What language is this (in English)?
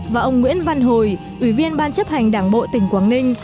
Vietnamese